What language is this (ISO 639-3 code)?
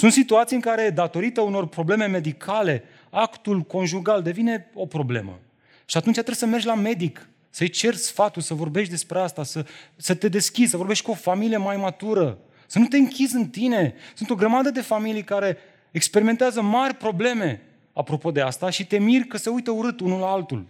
ron